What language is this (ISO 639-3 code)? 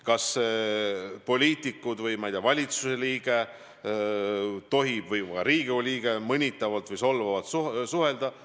est